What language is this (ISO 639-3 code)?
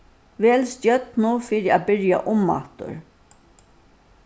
fao